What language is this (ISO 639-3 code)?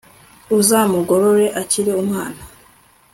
kin